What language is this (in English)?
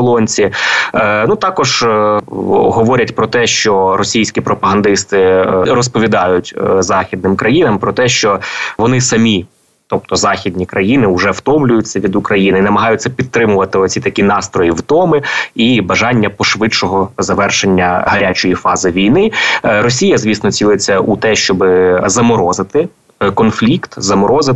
Ukrainian